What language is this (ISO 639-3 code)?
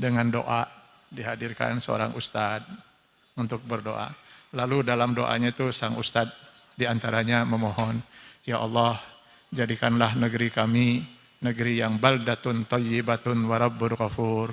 ind